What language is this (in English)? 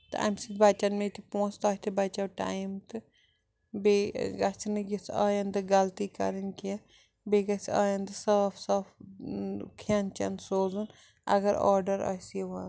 Kashmiri